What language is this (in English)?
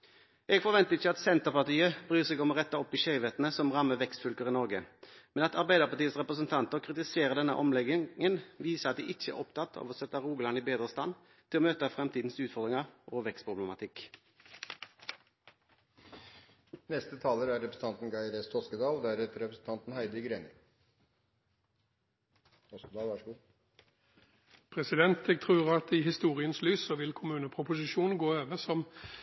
Norwegian Bokmål